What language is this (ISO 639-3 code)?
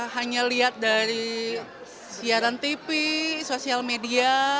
ind